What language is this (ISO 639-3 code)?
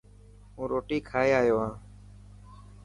mki